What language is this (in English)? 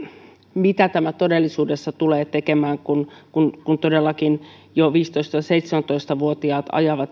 Finnish